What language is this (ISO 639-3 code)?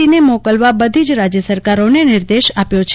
guj